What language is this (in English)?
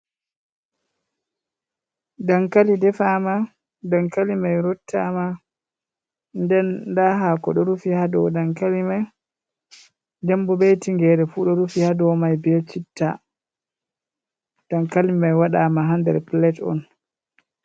Fula